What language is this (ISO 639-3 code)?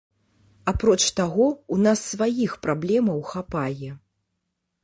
bel